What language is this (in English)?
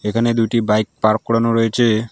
Bangla